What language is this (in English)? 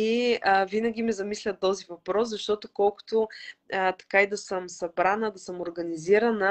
Bulgarian